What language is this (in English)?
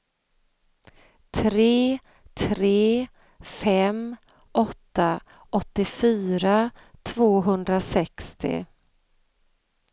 Swedish